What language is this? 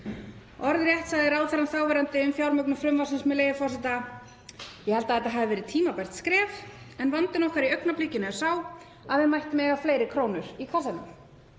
Icelandic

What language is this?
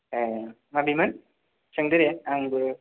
Bodo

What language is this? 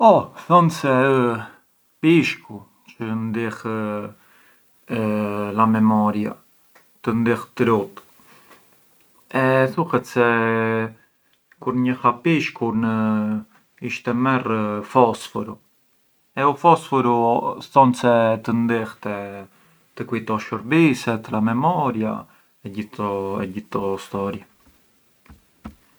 Arbëreshë Albanian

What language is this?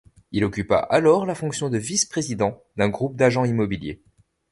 French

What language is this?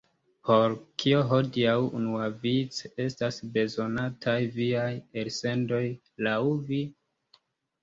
Esperanto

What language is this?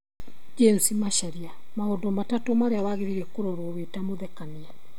Kikuyu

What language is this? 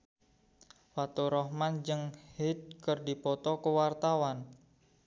Sundanese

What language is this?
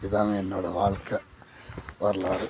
Tamil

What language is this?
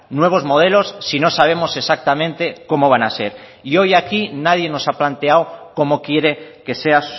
Spanish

